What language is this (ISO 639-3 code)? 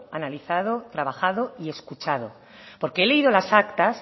spa